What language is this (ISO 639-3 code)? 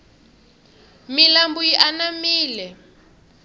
tso